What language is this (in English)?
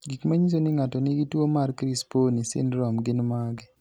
Luo (Kenya and Tanzania)